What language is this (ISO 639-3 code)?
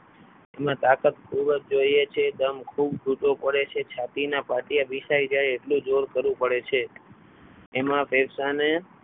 guj